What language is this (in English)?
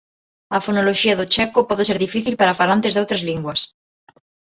Galician